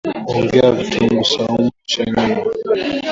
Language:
Swahili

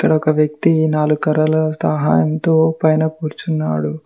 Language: Telugu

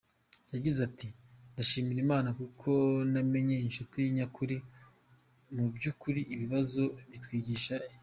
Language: Kinyarwanda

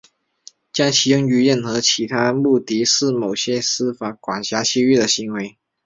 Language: Chinese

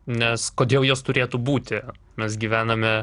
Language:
Lithuanian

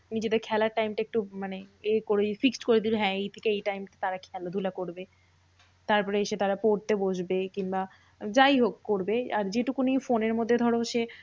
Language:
Bangla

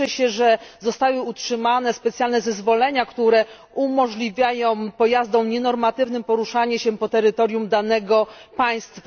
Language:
Polish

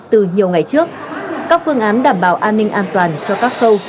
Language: Vietnamese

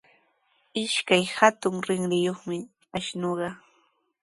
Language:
Sihuas Ancash Quechua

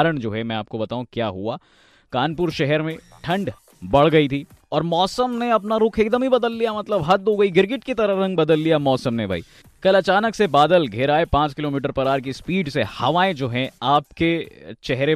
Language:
Hindi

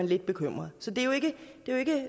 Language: Danish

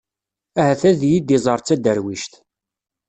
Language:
Kabyle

